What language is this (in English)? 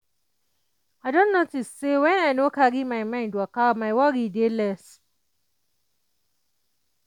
Nigerian Pidgin